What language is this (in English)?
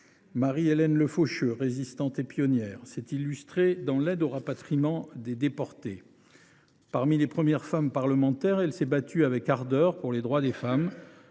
French